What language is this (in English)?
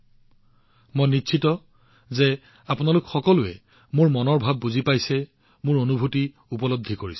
Assamese